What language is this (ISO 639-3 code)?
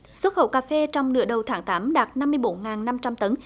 vie